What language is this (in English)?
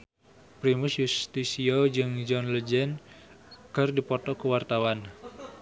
Sundanese